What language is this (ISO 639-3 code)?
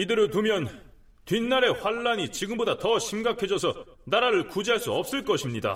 kor